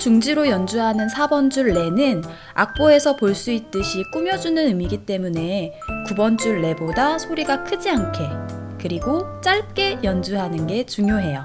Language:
Korean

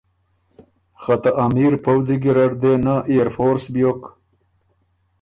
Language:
Ormuri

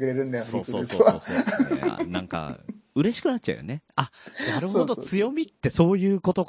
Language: Japanese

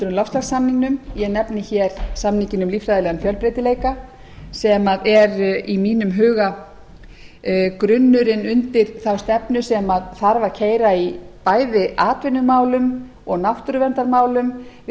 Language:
Icelandic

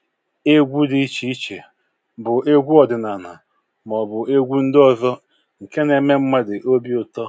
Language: Igbo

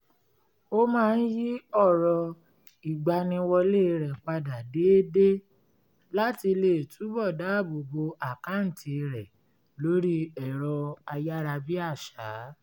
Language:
Yoruba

